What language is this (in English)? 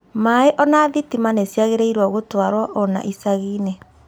Kikuyu